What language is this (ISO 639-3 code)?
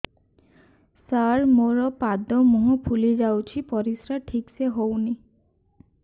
ori